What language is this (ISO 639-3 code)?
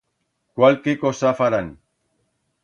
arg